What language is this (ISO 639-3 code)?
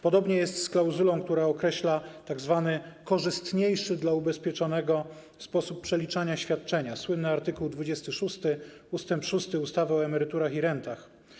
pol